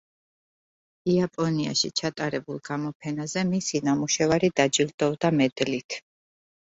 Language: Georgian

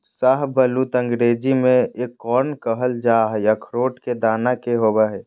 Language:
Magahi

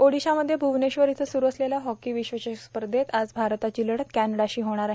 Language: Marathi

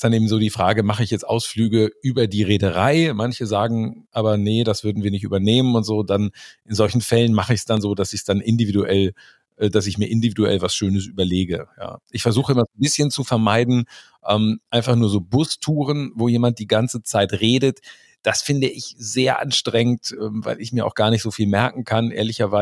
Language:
German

